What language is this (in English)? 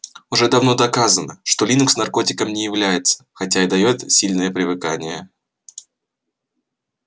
Russian